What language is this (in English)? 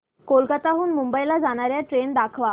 Marathi